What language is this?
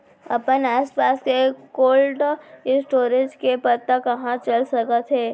Chhattisgarhi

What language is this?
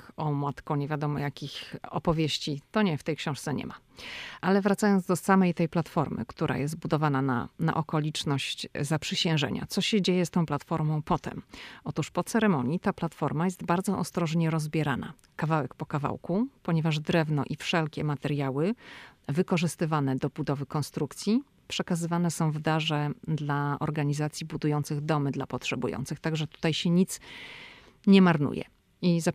Polish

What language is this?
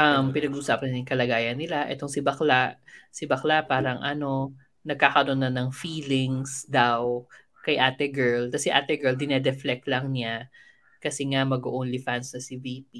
Filipino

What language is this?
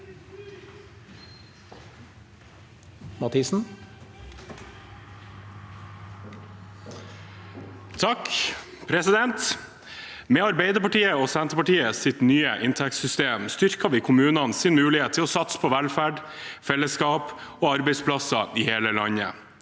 Norwegian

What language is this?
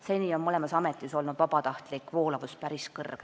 Estonian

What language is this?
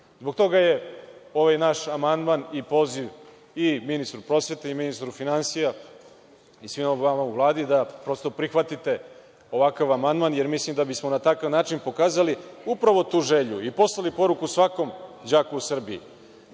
Serbian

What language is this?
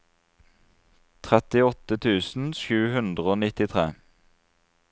Norwegian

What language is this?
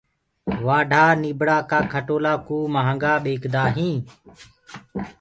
Gurgula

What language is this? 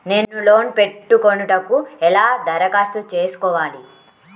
Telugu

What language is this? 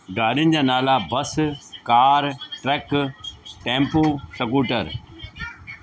Sindhi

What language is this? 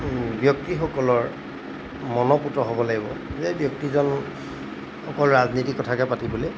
Assamese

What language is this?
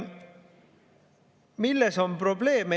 Estonian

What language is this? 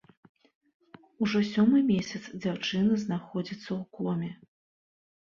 Belarusian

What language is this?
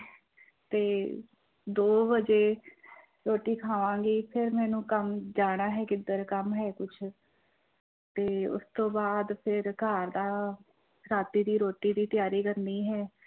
Punjabi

